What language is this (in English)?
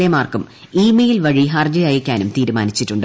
Malayalam